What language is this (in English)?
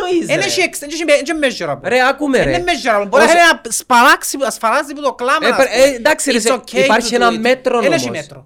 Greek